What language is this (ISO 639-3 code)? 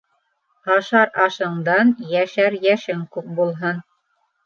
bak